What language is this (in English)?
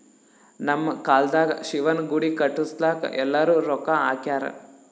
Kannada